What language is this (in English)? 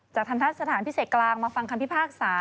Thai